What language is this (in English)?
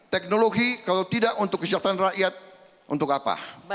Indonesian